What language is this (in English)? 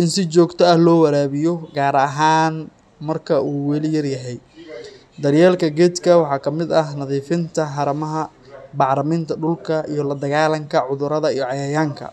Somali